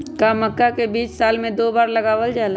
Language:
Magahi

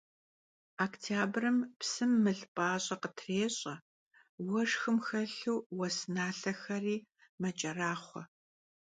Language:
Kabardian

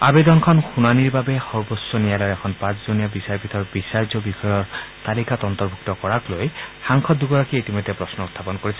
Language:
Assamese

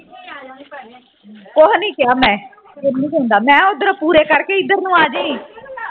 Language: Punjabi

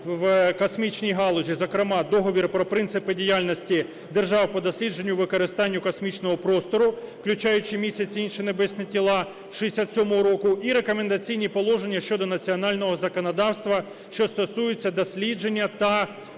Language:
Ukrainian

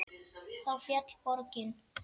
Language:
Icelandic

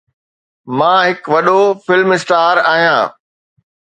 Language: Sindhi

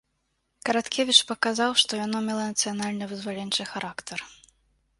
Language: Belarusian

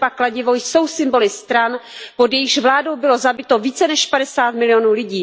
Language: Czech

